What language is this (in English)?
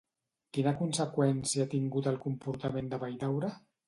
Catalan